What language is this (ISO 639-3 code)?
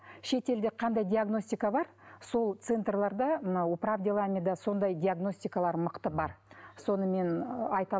kaz